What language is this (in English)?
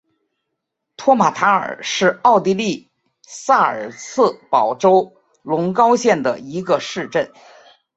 Chinese